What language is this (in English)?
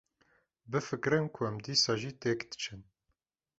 Kurdish